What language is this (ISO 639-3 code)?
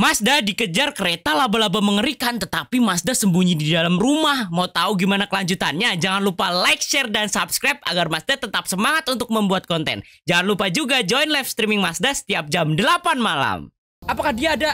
ind